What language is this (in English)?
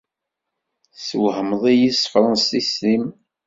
Kabyle